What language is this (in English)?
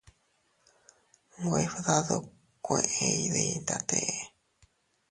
Teutila Cuicatec